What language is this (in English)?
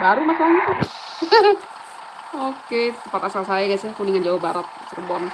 Indonesian